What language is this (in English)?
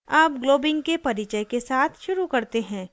Hindi